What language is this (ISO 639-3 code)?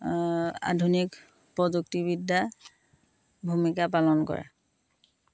asm